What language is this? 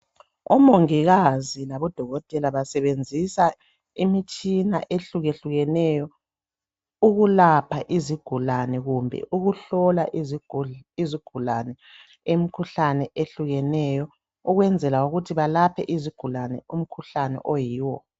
North Ndebele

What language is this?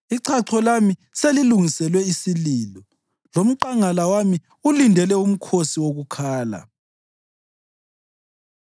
North Ndebele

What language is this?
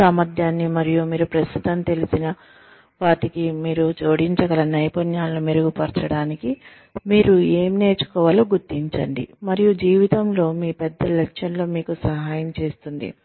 Telugu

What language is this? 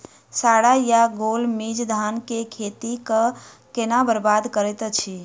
Maithili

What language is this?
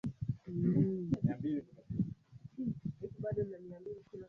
Swahili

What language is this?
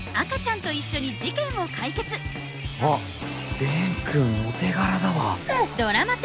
Japanese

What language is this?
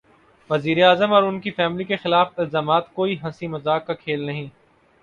Urdu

